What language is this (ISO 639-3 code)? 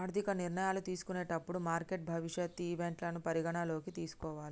tel